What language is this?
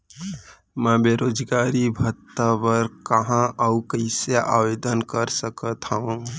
Chhattisgarhi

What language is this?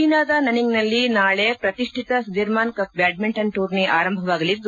Kannada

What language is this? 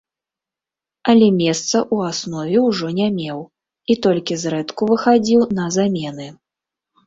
Belarusian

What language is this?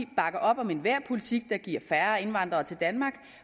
Danish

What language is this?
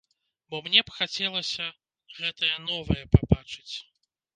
Belarusian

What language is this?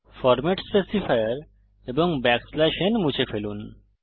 Bangla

